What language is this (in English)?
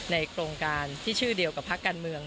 Thai